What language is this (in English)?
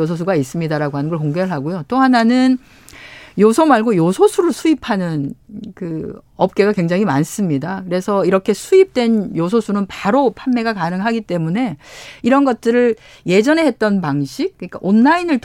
Korean